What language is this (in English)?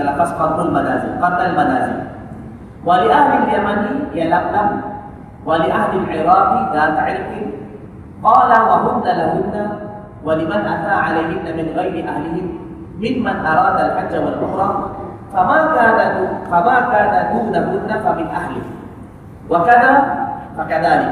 Malay